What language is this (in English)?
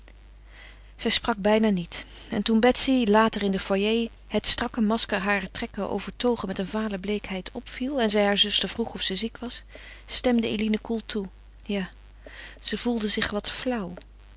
Dutch